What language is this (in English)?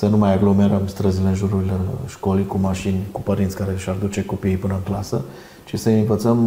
Romanian